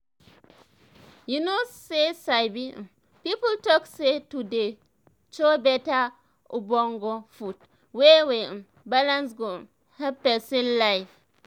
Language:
Nigerian Pidgin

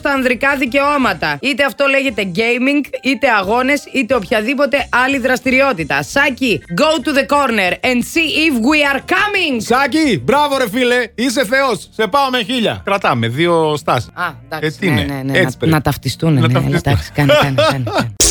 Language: Greek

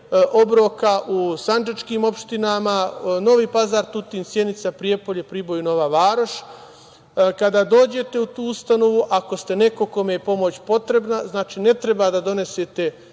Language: Serbian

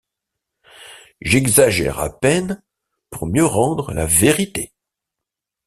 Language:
French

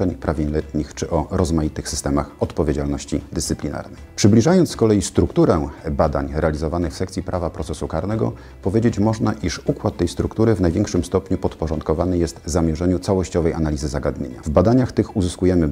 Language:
Polish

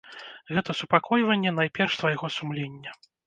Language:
Belarusian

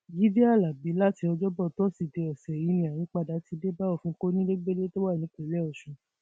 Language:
Yoruba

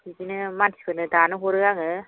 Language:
Bodo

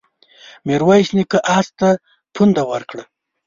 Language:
Pashto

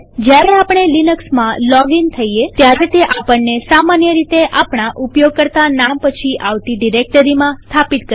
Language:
Gujarati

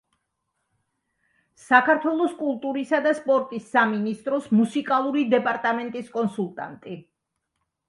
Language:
Georgian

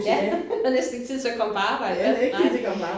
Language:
Danish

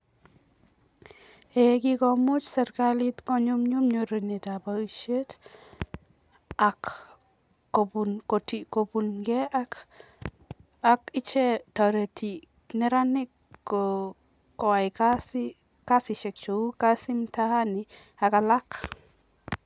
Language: Kalenjin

